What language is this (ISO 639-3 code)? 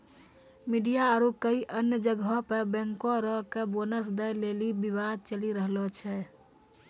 mai